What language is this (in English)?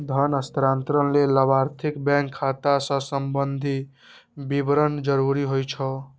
Maithili